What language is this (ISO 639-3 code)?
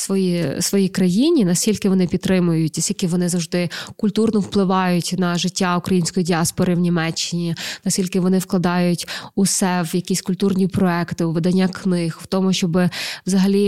ukr